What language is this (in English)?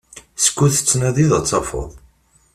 Kabyle